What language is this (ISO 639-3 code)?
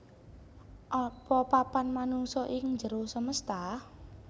jav